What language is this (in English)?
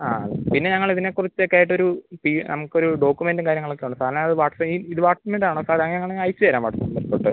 Malayalam